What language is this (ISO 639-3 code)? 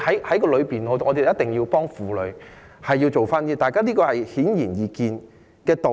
yue